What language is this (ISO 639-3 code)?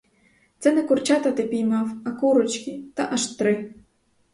ukr